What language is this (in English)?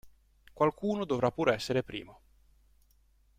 Italian